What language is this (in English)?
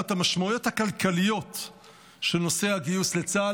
Hebrew